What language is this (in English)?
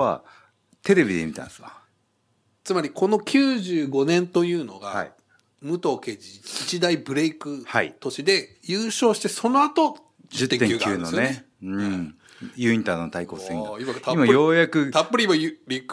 Japanese